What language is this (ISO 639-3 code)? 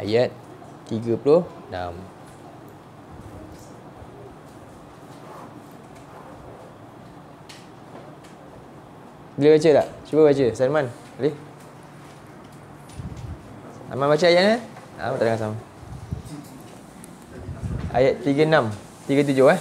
msa